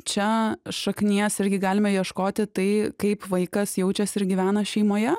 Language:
Lithuanian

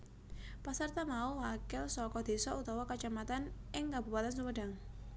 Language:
Javanese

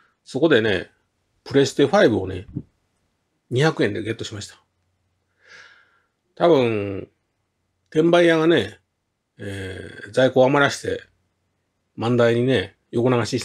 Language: Japanese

